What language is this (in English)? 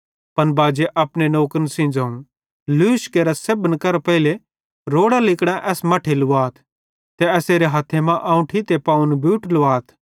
Bhadrawahi